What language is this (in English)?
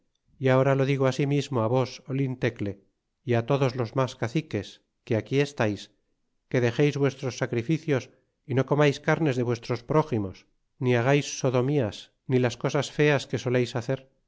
Spanish